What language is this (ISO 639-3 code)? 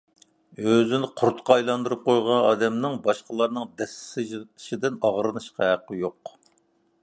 uig